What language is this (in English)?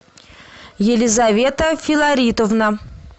Russian